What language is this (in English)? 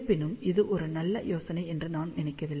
Tamil